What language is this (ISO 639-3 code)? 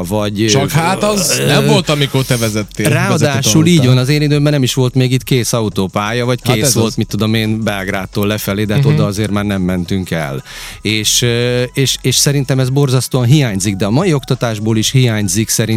hun